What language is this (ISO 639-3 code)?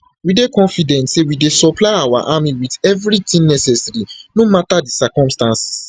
pcm